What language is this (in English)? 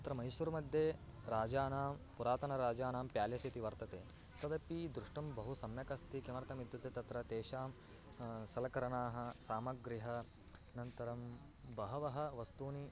Sanskrit